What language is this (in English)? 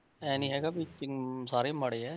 Punjabi